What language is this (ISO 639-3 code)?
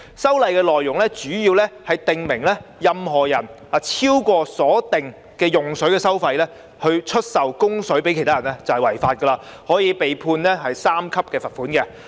yue